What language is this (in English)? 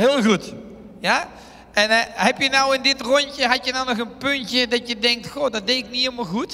Dutch